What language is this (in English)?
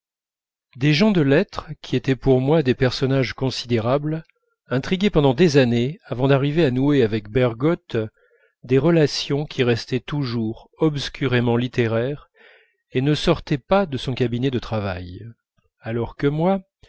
French